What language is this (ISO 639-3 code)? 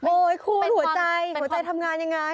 tha